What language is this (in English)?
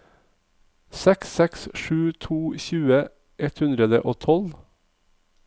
Norwegian